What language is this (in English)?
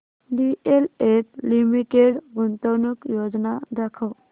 Marathi